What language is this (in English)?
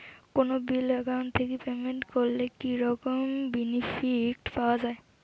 Bangla